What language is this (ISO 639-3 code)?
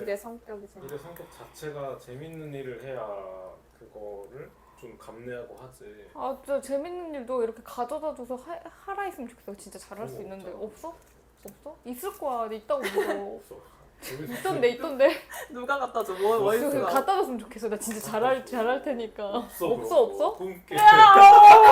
kor